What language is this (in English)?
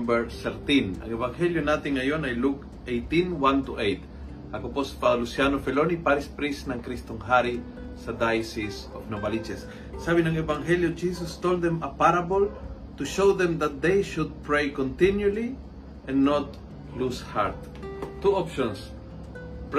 Filipino